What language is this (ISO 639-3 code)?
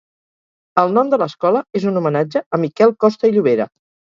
cat